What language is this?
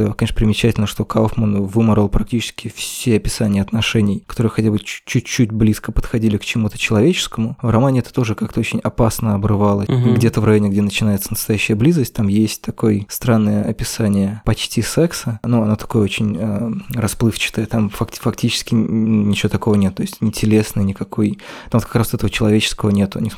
Russian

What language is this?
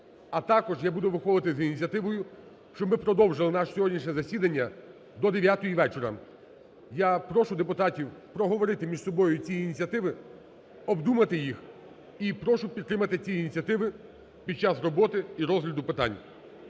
Ukrainian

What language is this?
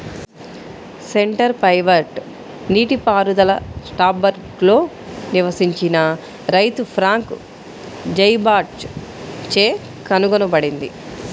Telugu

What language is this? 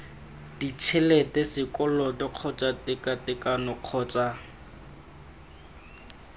Tswana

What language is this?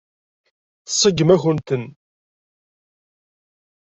Kabyle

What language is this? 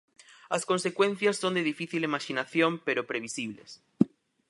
Galician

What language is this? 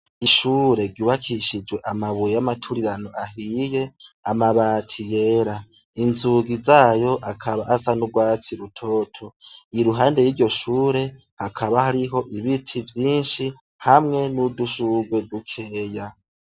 Rundi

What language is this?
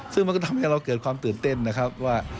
Thai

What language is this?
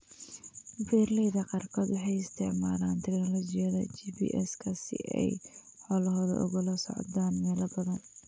Somali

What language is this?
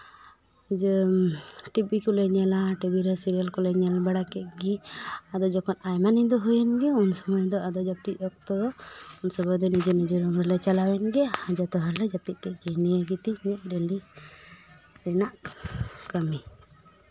Santali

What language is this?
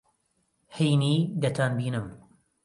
Central Kurdish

